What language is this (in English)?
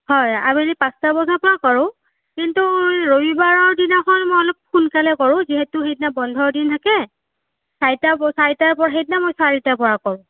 Assamese